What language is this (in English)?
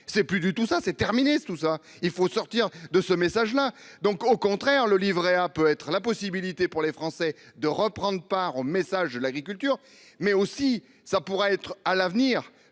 French